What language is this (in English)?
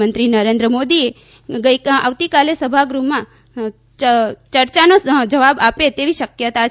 Gujarati